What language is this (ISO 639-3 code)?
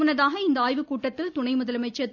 tam